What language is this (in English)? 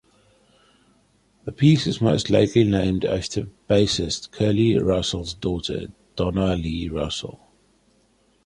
English